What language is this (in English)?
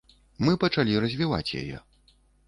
Belarusian